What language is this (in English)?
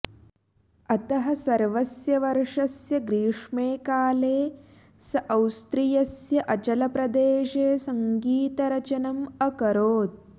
Sanskrit